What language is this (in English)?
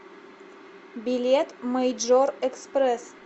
Russian